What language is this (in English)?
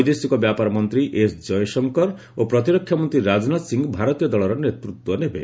Odia